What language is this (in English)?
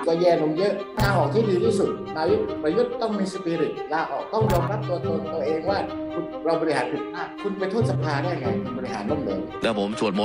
Thai